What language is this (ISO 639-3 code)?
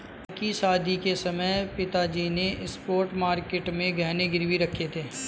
hin